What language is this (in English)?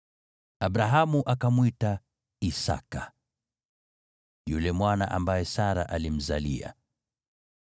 Swahili